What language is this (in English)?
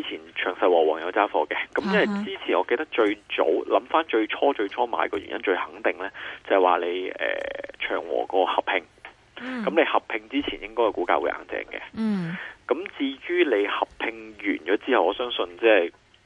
Chinese